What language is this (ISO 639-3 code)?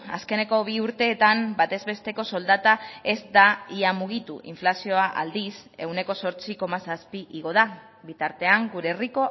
eus